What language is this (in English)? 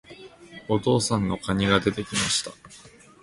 Japanese